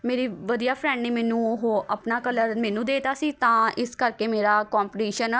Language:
Punjabi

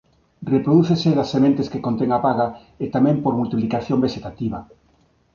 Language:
Galician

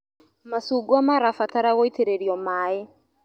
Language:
Kikuyu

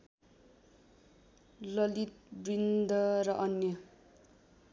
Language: Nepali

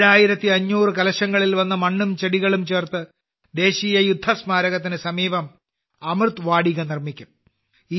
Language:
Malayalam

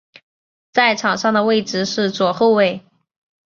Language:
Chinese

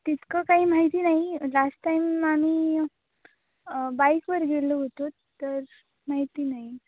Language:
Marathi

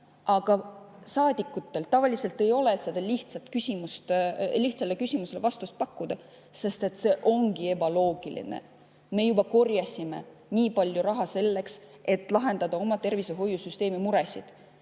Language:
Estonian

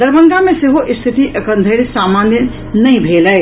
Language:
Maithili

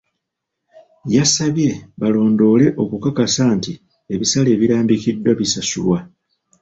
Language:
Ganda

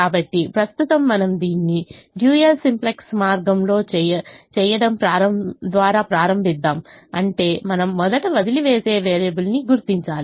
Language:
Telugu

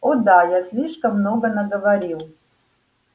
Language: Russian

